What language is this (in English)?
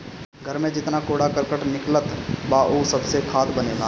Bhojpuri